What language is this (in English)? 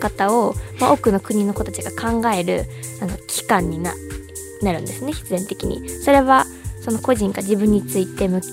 Japanese